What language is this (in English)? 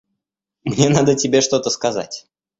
Russian